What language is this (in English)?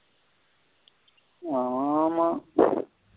Tamil